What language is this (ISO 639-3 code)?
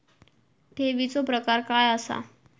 mar